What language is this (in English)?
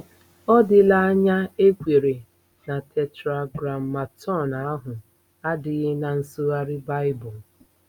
Igbo